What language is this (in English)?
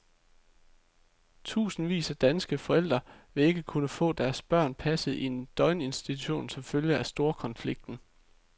Danish